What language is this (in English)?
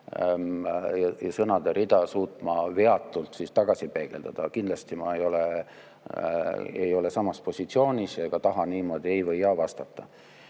Estonian